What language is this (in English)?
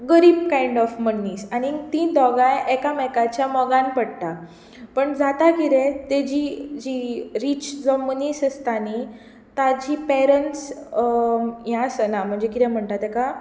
Konkani